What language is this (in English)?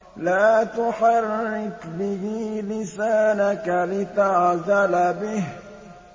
Arabic